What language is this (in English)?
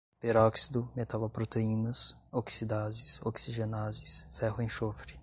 Portuguese